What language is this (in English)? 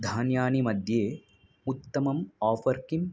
Sanskrit